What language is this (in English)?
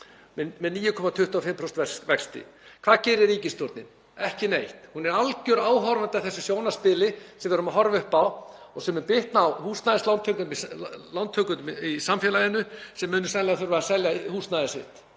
Icelandic